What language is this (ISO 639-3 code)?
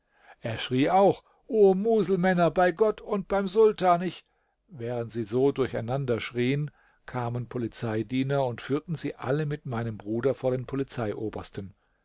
deu